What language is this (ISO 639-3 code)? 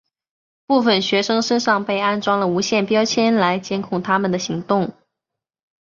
zho